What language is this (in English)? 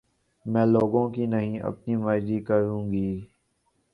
Urdu